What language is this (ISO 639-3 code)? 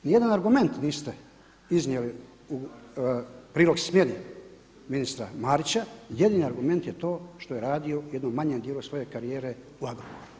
hrv